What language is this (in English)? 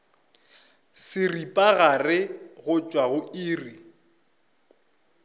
Northern Sotho